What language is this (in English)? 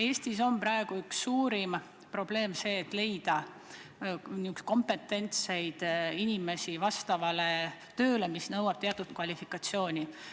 Estonian